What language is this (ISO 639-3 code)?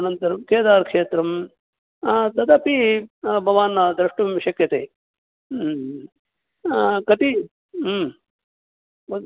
san